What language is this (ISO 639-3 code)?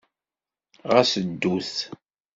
kab